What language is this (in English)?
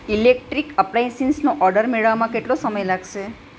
Gujarati